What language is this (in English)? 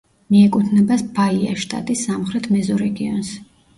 Georgian